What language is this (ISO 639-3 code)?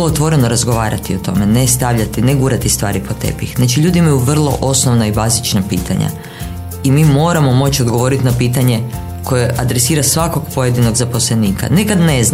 hrv